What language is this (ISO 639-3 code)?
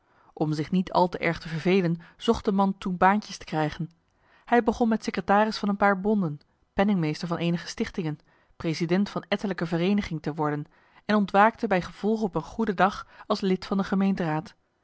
nld